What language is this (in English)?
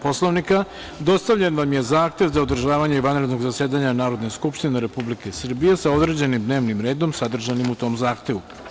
Serbian